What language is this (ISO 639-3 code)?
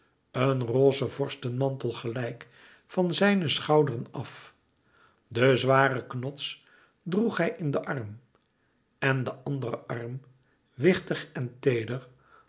nld